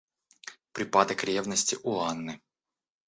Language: Russian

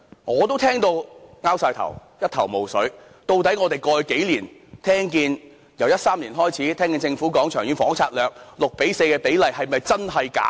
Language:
Cantonese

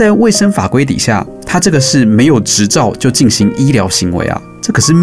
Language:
Chinese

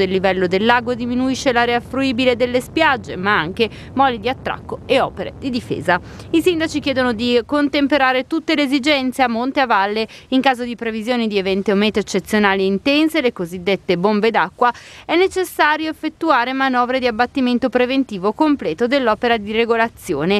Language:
Italian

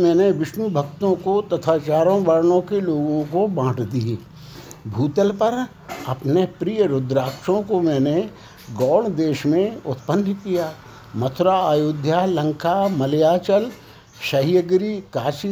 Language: Hindi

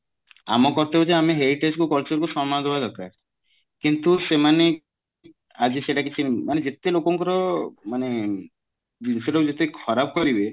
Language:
Odia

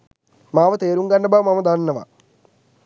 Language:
Sinhala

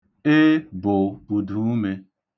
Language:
Igbo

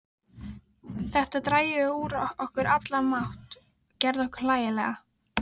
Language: Icelandic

